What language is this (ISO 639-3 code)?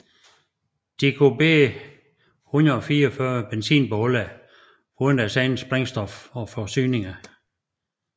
dan